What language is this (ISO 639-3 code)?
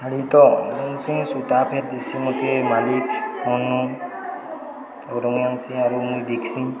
ori